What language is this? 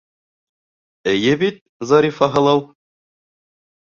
Bashkir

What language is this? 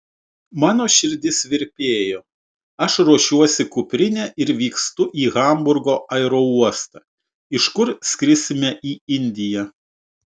Lithuanian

